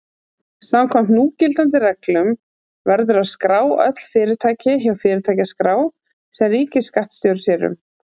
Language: Icelandic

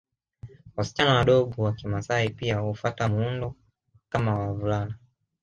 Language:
Swahili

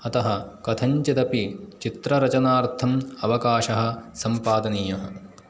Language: Sanskrit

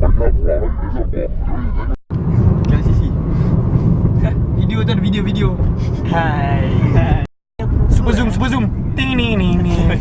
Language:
Malay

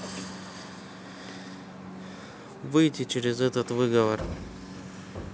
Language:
Russian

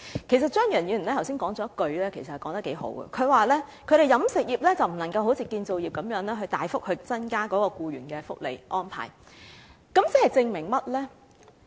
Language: Cantonese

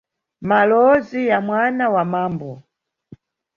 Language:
Nyungwe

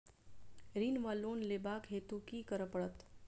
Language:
Maithili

